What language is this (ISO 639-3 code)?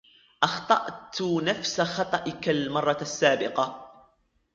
ara